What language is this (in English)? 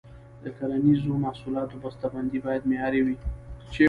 Pashto